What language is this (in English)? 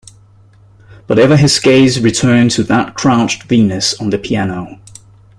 English